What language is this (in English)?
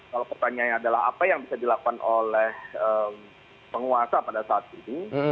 Indonesian